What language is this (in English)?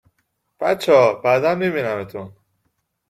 Persian